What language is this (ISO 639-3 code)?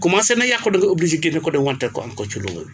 wol